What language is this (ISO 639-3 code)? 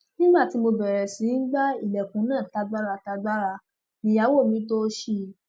yor